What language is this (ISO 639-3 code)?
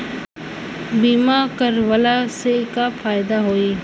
bho